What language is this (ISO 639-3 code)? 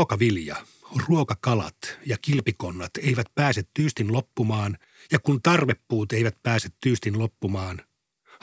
fin